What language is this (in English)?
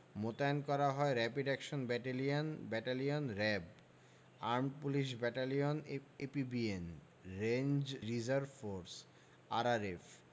Bangla